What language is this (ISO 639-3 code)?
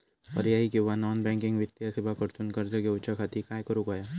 mar